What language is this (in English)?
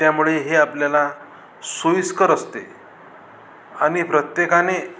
Marathi